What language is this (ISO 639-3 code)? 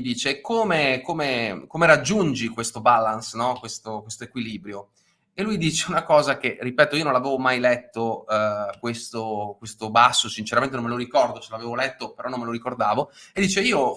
ita